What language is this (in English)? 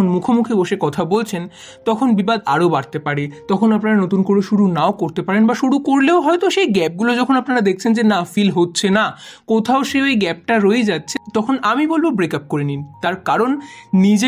Bangla